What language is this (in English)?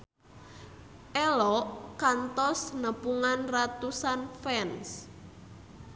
Sundanese